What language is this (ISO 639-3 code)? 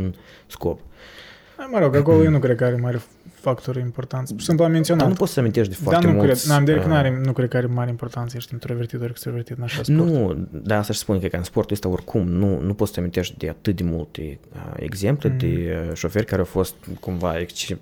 ron